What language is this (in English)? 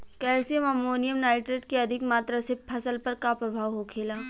Bhojpuri